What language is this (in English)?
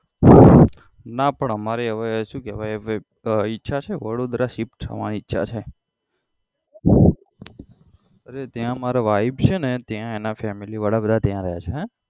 Gujarati